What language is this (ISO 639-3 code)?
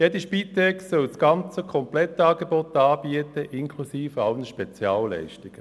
gsw